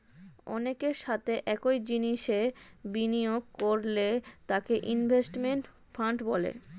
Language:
Bangla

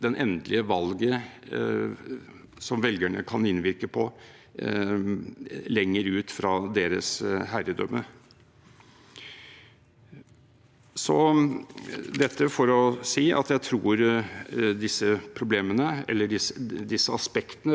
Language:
Norwegian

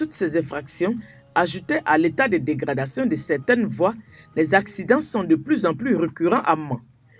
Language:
French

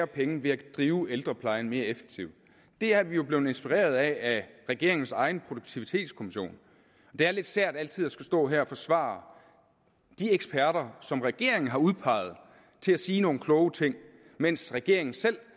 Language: Danish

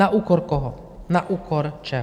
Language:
Czech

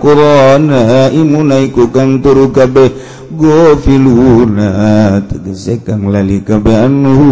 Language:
Indonesian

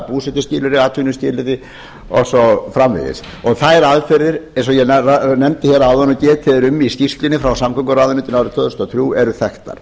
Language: Icelandic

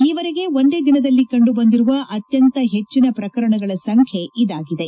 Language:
Kannada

